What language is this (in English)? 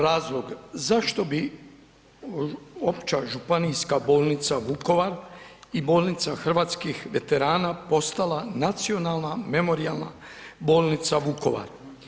Croatian